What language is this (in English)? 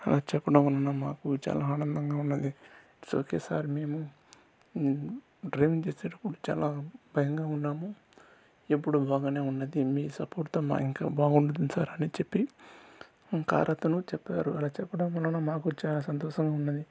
Telugu